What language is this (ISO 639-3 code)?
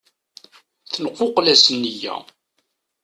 kab